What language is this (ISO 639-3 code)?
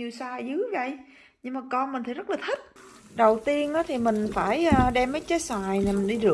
vie